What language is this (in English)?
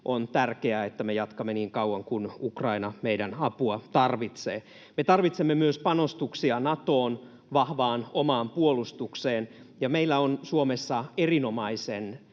Finnish